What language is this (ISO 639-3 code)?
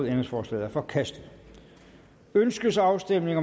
dan